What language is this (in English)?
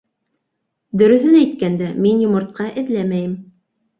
Bashkir